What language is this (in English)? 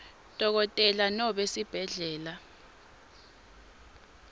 Swati